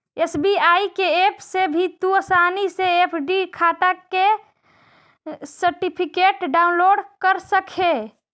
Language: Magahi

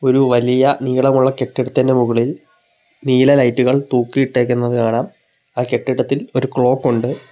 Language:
Malayalam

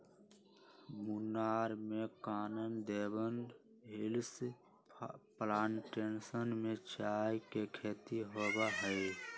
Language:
Magahi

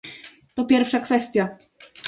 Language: Polish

